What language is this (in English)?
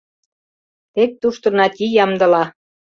Mari